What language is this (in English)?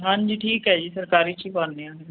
Punjabi